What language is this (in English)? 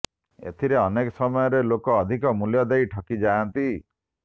Odia